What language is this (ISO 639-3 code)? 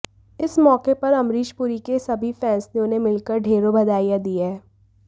hin